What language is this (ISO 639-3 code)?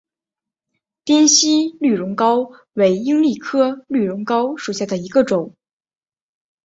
zho